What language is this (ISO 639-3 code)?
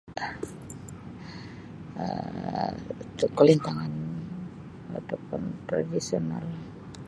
msi